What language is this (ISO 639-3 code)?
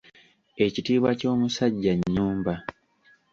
lug